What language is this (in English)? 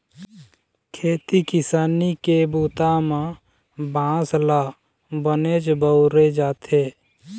Chhattisgarhi